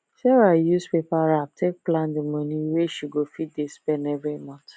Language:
Nigerian Pidgin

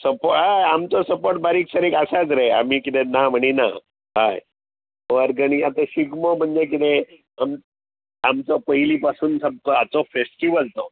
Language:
Konkani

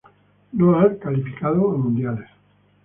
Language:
Spanish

